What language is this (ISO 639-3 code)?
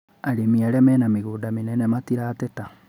kik